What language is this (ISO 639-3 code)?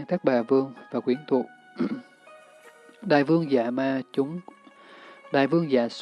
vie